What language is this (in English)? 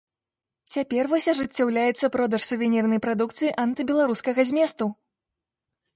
Belarusian